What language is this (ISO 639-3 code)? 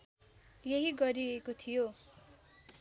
nep